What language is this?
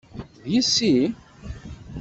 Kabyle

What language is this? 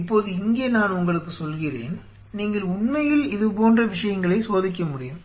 Tamil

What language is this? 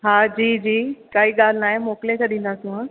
Sindhi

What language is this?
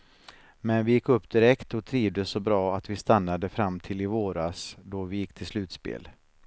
Swedish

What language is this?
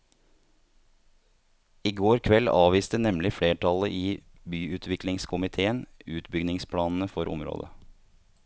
Norwegian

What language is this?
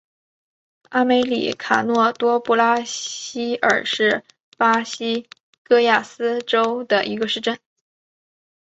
Chinese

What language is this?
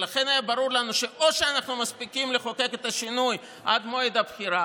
Hebrew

